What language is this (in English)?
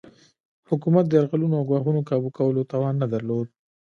Pashto